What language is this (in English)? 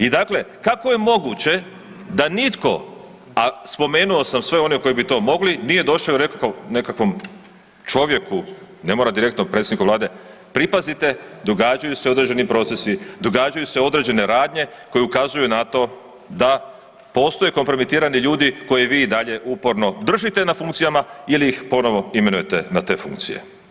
Croatian